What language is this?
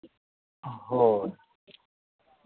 Santali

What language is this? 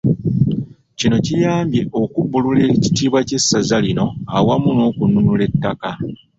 Ganda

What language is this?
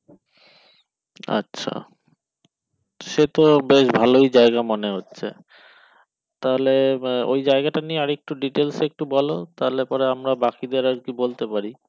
Bangla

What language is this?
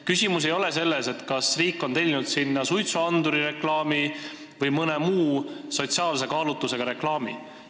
Estonian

